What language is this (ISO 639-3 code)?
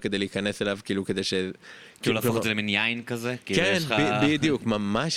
heb